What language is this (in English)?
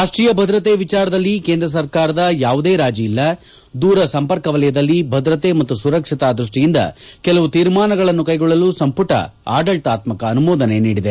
Kannada